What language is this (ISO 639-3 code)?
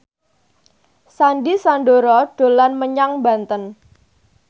jav